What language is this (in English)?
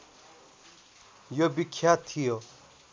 Nepali